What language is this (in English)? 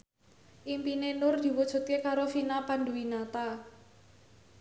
Javanese